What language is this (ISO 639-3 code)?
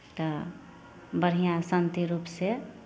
mai